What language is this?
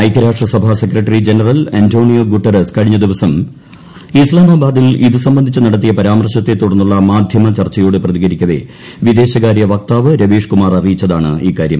Malayalam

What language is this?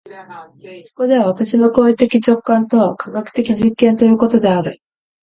Japanese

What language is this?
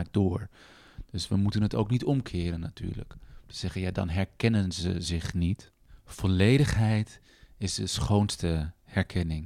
Dutch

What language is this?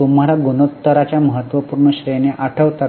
Marathi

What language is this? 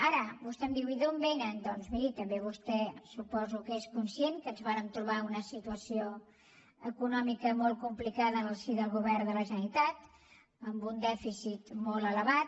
Catalan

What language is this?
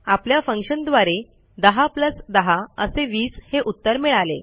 Marathi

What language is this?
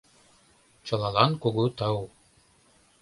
Mari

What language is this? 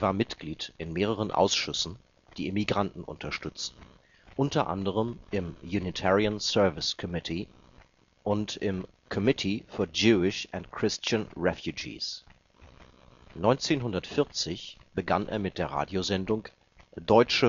German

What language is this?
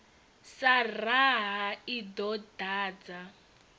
Venda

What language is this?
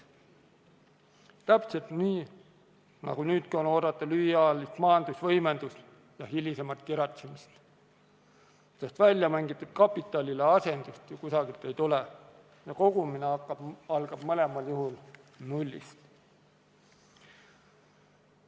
Estonian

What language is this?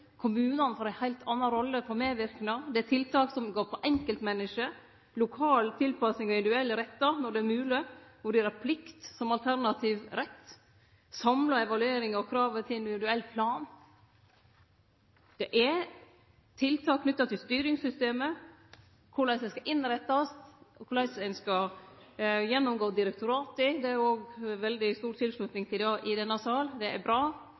Norwegian Nynorsk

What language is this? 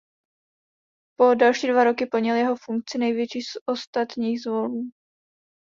Czech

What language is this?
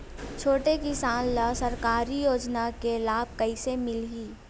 Chhattisgarhi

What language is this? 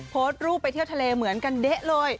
Thai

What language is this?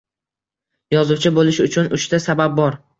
Uzbek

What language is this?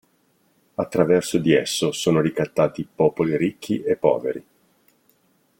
Italian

